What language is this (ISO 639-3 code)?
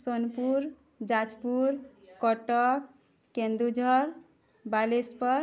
ori